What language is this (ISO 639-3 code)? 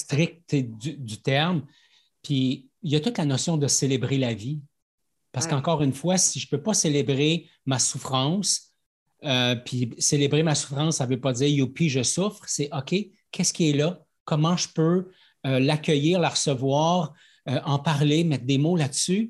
fra